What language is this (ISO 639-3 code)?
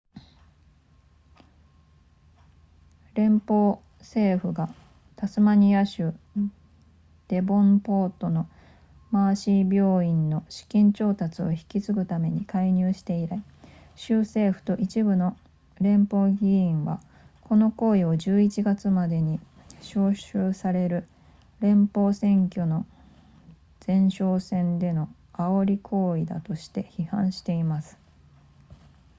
jpn